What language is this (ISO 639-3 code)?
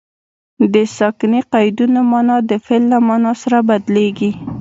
pus